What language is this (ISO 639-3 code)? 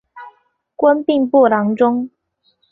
zho